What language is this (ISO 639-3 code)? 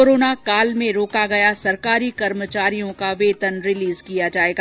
hin